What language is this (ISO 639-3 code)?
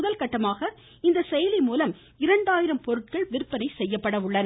tam